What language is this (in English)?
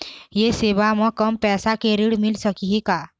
Chhattisgarhi